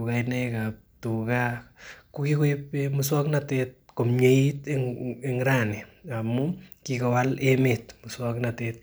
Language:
Kalenjin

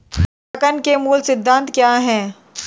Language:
Hindi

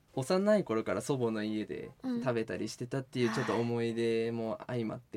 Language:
Japanese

